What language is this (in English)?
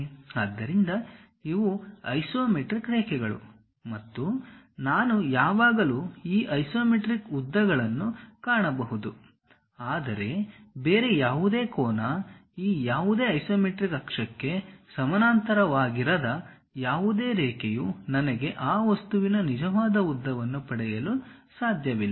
Kannada